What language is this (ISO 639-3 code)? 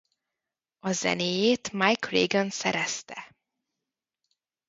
hun